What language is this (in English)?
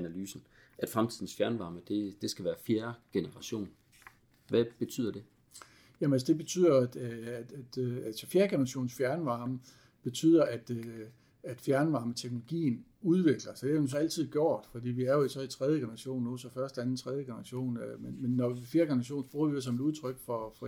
Danish